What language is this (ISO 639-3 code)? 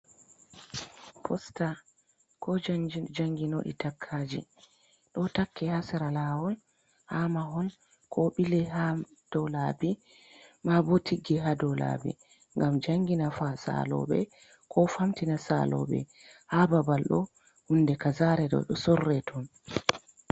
ful